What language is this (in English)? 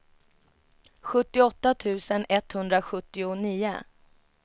Swedish